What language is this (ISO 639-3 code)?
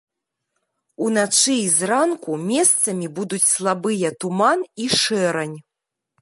bel